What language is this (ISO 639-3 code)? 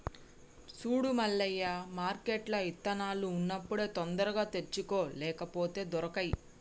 tel